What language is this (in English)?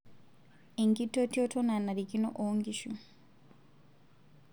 Masai